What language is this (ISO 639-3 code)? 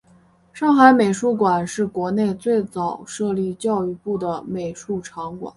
zho